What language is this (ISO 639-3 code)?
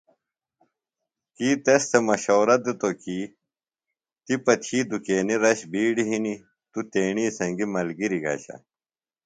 phl